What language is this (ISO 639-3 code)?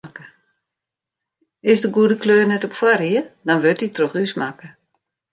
fry